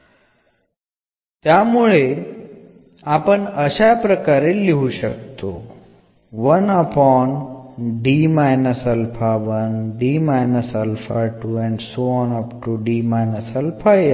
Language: Malayalam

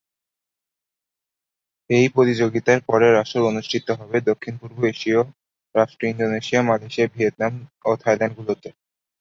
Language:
Bangla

